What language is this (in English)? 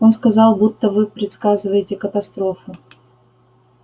Russian